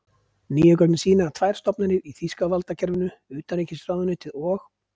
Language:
Icelandic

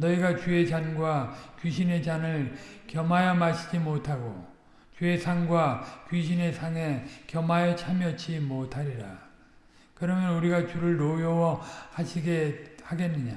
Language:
Korean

